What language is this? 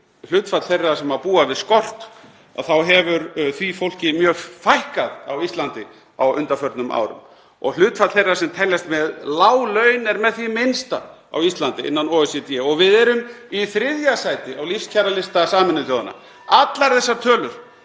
Icelandic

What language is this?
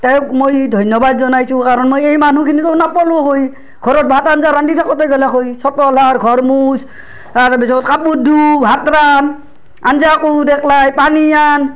Assamese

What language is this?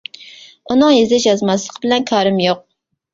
Uyghur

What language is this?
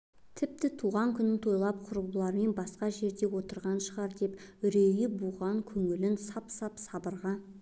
Kazakh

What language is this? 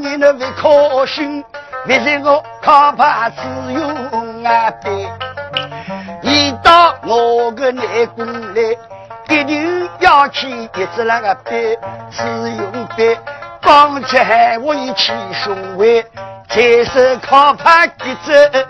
Chinese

